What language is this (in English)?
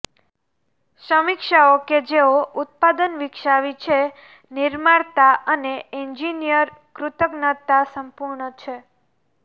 Gujarati